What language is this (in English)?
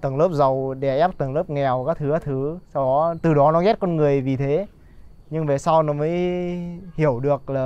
Vietnamese